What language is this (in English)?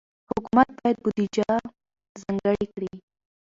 Pashto